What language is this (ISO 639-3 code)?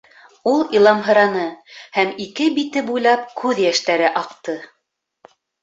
bak